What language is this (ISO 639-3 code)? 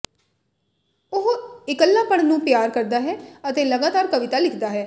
pan